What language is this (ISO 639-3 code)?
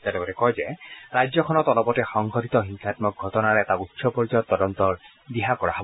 asm